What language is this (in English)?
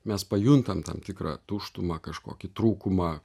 Lithuanian